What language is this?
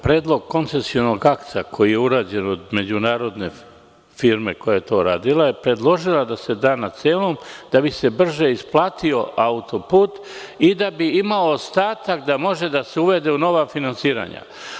Serbian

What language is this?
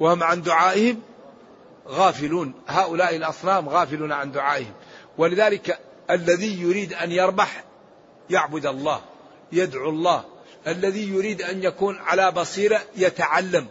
Arabic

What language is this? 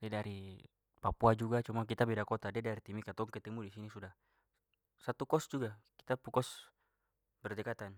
Papuan Malay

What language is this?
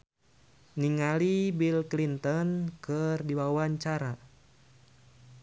Sundanese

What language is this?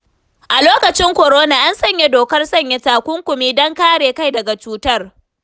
Hausa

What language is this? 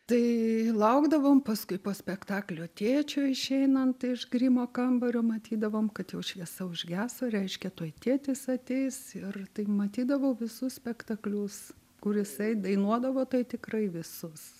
Lithuanian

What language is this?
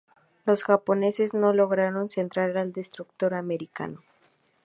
Spanish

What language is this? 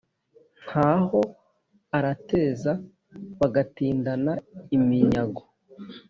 Kinyarwanda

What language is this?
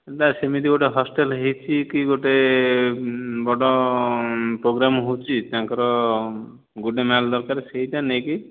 Odia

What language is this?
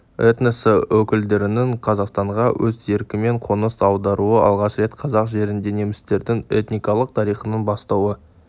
Kazakh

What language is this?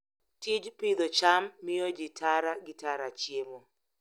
Luo (Kenya and Tanzania)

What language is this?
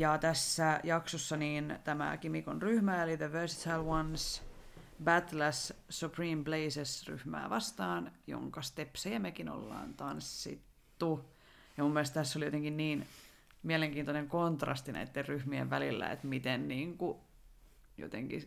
Finnish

